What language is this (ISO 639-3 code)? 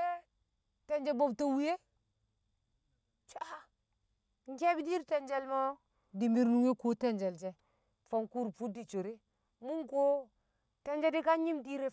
kcq